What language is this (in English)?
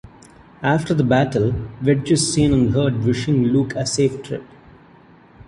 English